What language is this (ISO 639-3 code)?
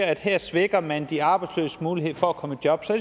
dan